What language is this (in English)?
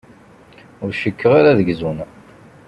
Kabyle